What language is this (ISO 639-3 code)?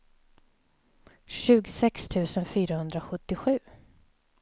swe